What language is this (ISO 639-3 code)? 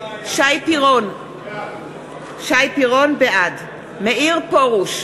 heb